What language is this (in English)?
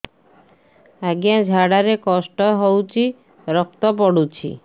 Odia